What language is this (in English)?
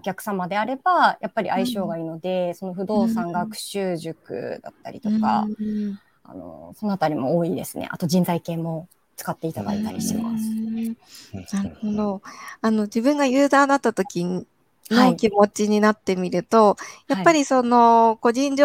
Japanese